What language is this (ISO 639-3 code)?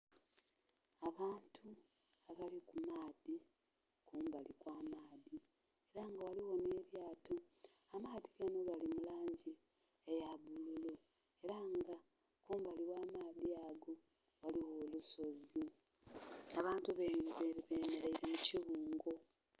xog